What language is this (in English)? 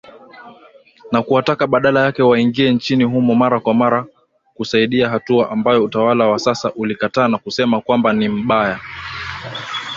Swahili